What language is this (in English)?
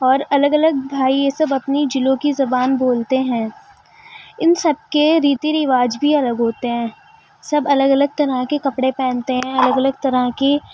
Urdu